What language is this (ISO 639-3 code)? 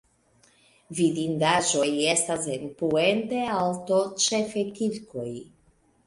epo